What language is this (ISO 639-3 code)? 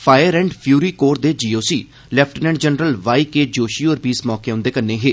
doi